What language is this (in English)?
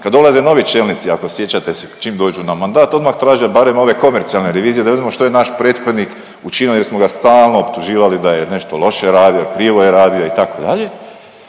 Croatian